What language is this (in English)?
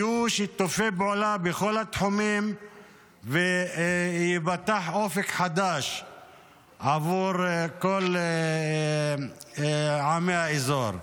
Hebrew